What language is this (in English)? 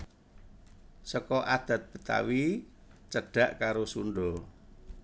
Javanese